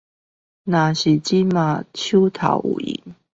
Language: Chinese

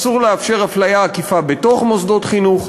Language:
Hebrew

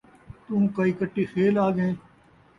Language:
Saraiki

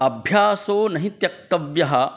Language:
Sanskrit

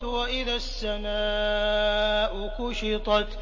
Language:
Arabic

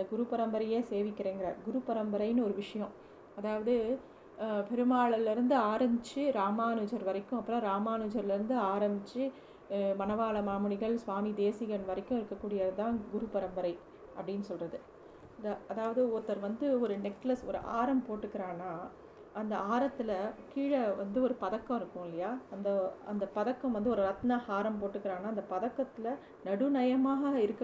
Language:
Tamil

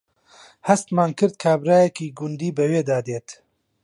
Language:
Central Kurdish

